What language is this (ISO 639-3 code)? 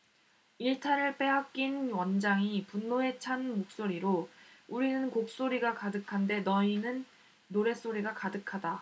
kor